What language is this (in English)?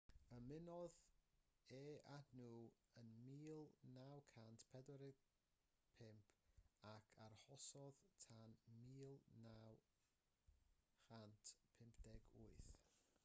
Welsh